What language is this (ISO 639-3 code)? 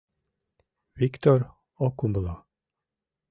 chm